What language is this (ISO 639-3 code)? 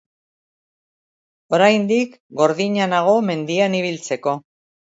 eus